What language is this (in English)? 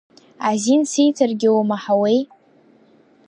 Abkhazian